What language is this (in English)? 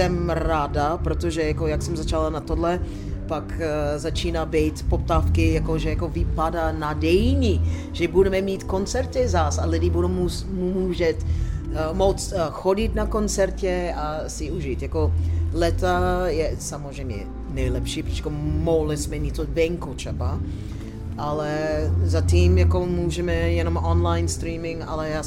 Czech